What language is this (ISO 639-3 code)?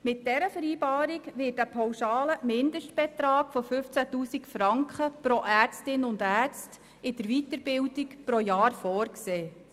gsw